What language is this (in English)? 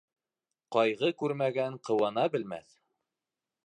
Bashkir